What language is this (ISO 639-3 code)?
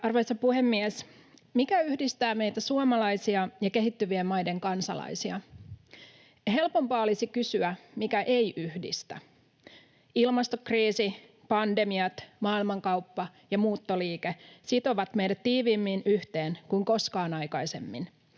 fin